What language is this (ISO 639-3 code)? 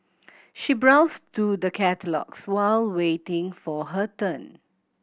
eng